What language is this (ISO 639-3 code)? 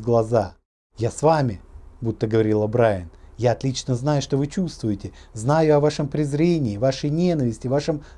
rus